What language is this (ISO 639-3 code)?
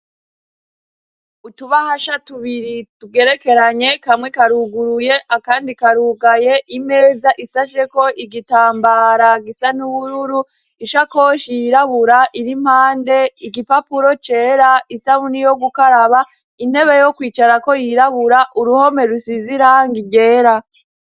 run